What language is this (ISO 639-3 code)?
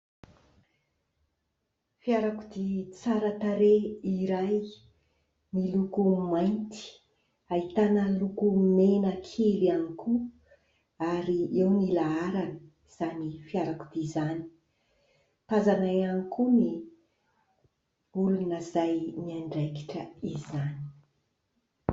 mlg